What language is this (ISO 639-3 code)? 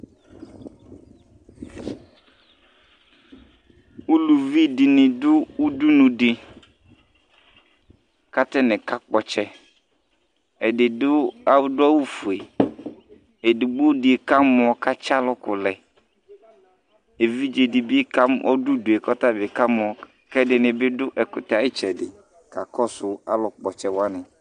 kpo